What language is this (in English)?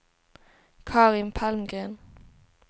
Swedish